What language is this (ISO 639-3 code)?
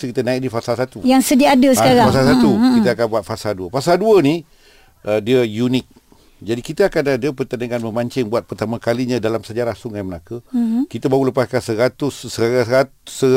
msa